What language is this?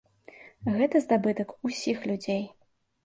Belarusian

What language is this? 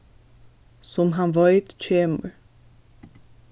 Faroese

